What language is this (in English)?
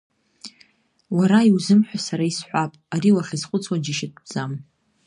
Abkhazian